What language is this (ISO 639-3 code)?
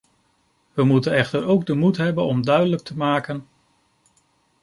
nld